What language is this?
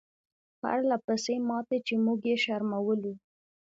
Pashto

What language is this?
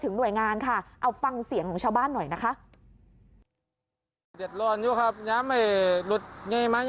Thai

